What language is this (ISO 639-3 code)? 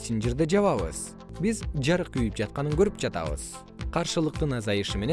kir